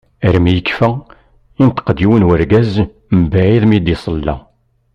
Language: Kabyle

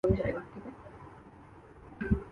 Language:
Urdu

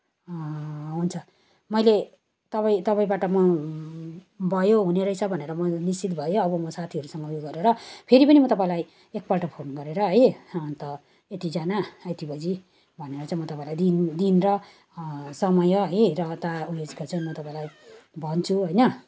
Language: Nepali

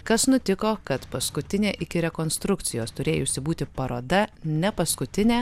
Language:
Lithuanian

